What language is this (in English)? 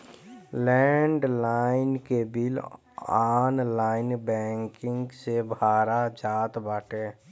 Bhojpuri